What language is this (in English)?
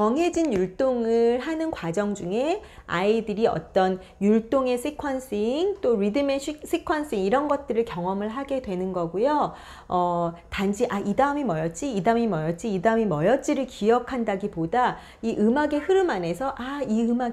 Korean